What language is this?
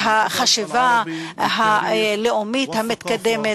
Hebrew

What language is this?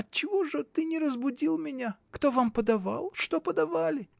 Russian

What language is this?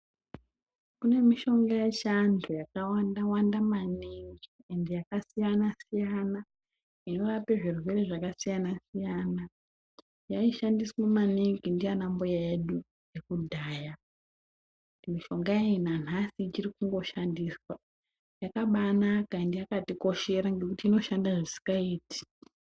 Ndau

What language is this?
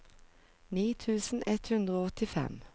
Norwegian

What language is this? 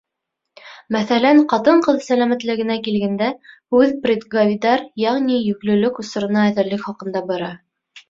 Bashkir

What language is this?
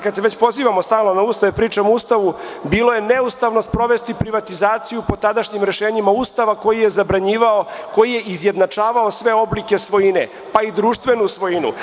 Serbian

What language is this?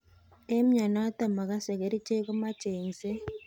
Kalenjin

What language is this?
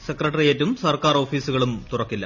Malayalam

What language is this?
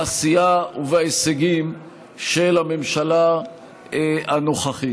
Hebrew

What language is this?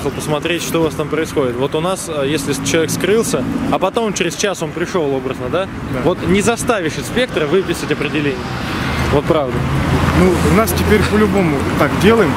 Russian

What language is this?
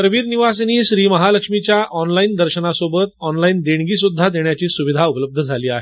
Marathi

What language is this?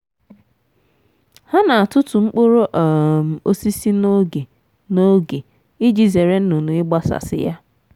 Igbo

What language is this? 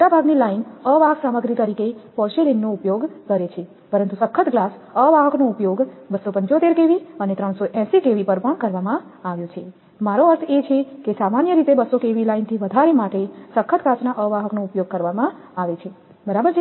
Gujarati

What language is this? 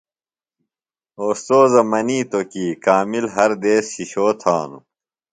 Phalura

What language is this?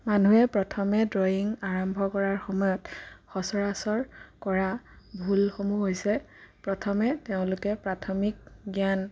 Assamese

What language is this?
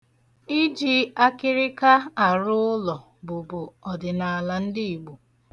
Igbo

